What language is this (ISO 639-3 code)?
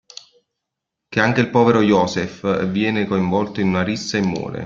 ita